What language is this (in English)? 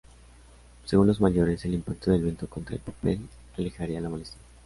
Spanish